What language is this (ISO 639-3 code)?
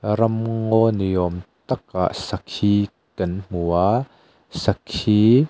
lus